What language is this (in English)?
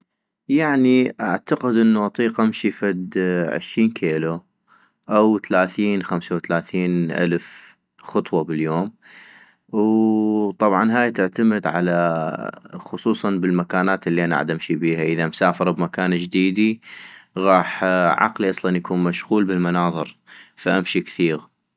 North Mesopotamian Arabic